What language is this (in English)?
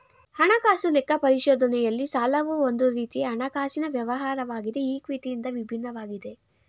Kannada